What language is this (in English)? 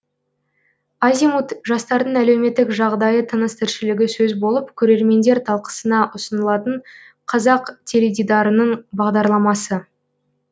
Kazakh